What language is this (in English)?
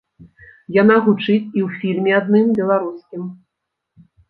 Belarusian